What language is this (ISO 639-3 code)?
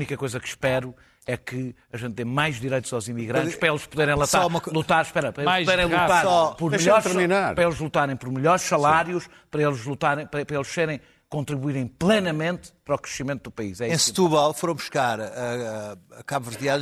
por